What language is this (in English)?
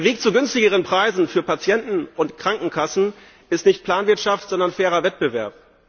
German